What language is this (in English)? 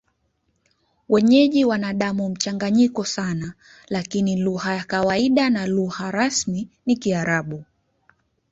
Swahili